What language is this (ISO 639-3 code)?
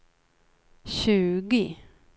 swe